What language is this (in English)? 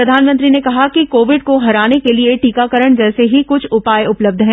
Hindi